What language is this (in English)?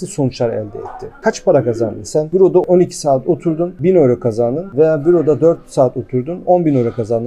Turkish